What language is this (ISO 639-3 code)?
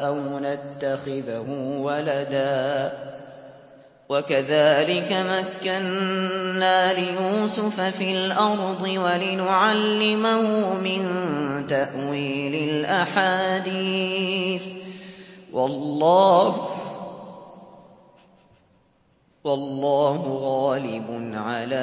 ara